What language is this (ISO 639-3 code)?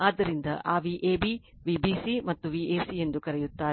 kan